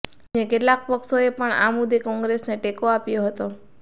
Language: Gujarati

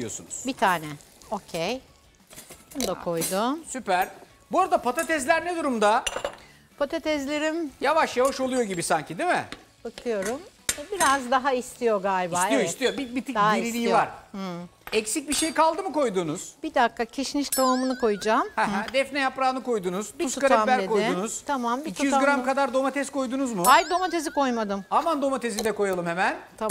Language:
Turkish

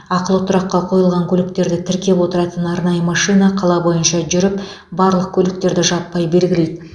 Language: Kazakh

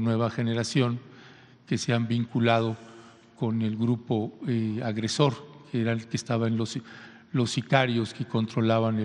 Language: Spanish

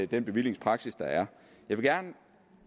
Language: Danish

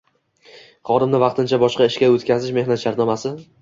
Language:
Uzbek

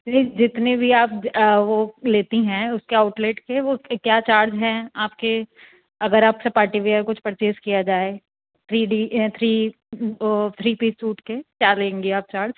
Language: Urdu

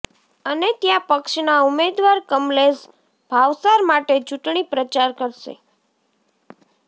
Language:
Gujarati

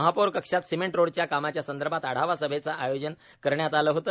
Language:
Marathi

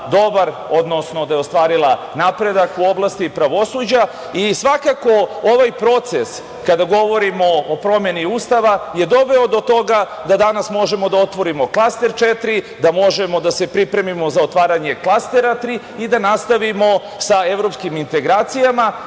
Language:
Serbian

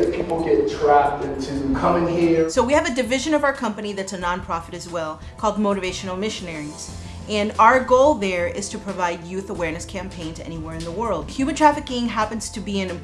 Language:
English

